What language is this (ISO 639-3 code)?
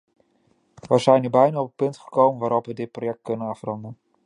nld